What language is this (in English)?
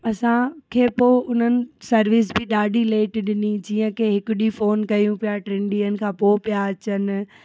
Sindhi